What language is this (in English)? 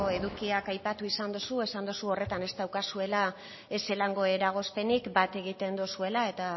Basque